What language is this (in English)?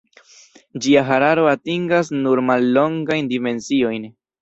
Esperanto